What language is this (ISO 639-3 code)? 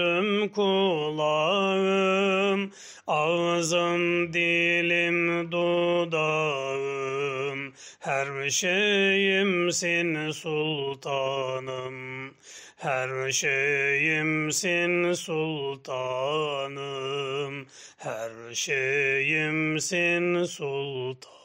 tur